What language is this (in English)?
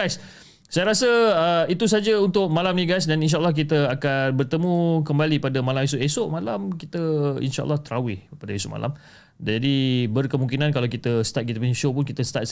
Malay